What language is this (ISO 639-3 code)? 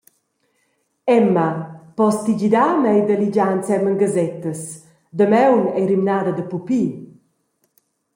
roh